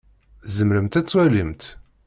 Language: Kabyle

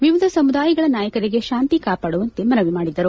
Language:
Kannada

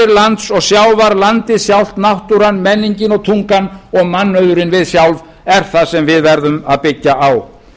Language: Icelandic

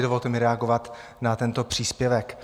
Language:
Czech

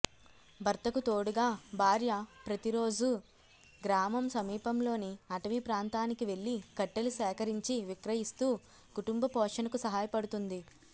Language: Telugu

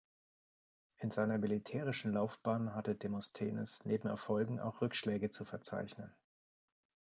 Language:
German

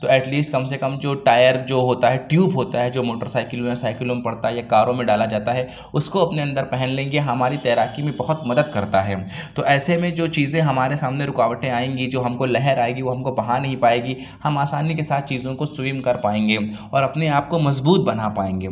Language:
Urdu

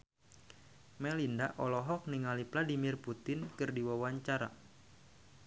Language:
Sundanese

